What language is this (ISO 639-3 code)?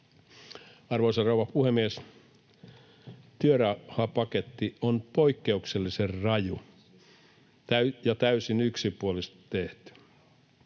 fin